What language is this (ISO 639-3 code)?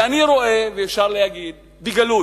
heb